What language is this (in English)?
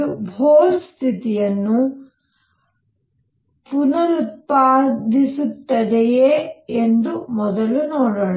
Kannada